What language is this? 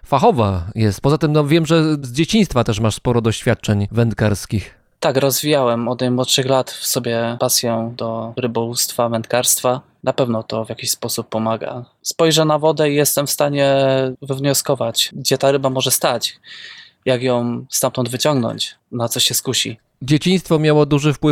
Polish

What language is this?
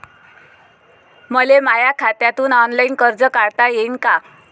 Marathi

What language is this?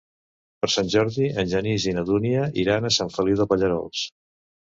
Catalan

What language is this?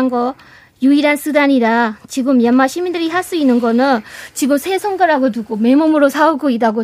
Korean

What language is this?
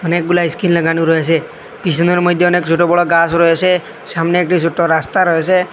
Bangla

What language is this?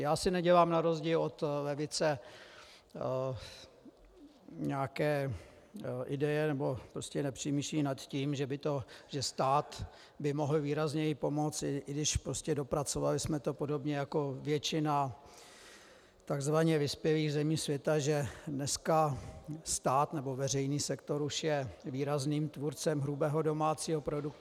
Czech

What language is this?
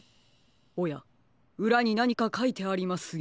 Japanese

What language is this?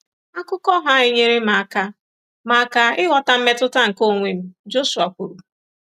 Igbo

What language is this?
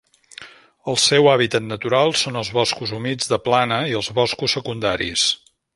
Catalan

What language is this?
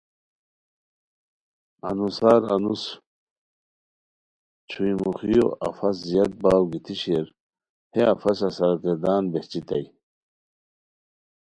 Khowar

